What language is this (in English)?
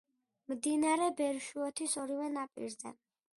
Georgian